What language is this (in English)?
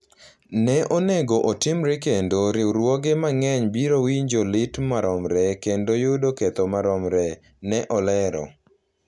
Luo (Kenya and Tanzania)